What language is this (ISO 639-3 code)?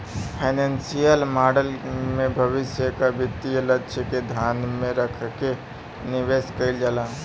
bho